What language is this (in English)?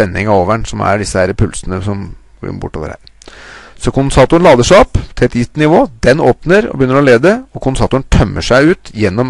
Norwegian